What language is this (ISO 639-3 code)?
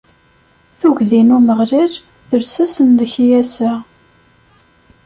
kab